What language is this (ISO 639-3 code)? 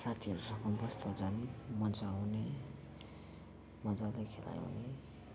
nep